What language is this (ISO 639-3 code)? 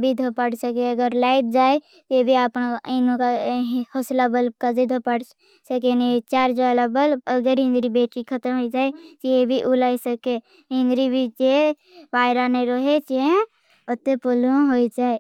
bhb